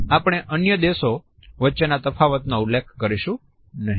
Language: Gujarati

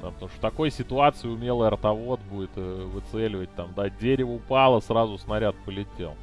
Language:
Russian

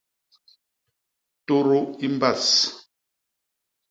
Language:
Basaa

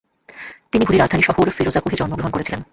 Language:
Bangla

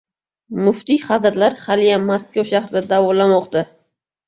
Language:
Uzbek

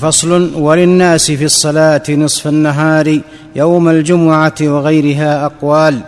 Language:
Arabic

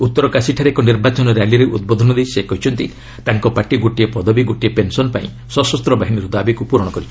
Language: Odia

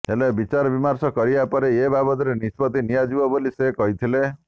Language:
Odia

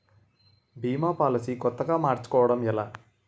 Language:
Telugu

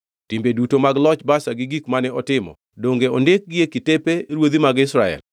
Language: Luo (Kenya and Tanzania)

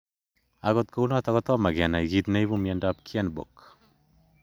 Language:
Kalenjin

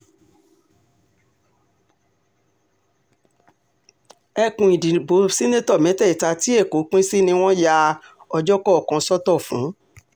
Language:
Yoruba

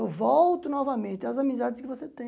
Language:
Portuguese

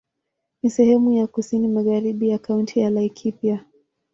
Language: Swahili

